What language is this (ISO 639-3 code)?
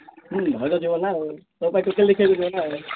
ori